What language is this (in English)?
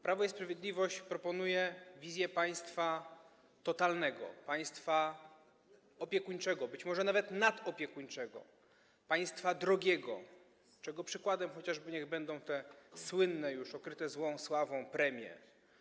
Polish